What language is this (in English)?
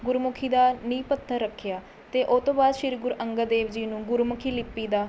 Punjabi